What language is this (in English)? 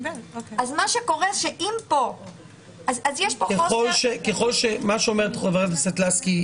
Hebrew